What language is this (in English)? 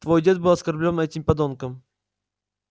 Russian